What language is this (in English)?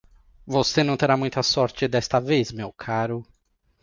Portuguese